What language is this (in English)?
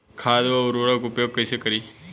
Bhojpuri